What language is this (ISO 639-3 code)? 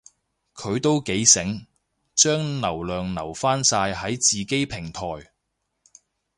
yue